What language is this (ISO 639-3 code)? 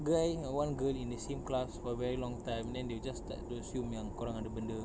eng